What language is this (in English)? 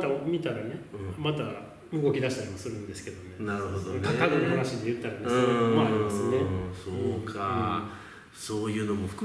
Japanese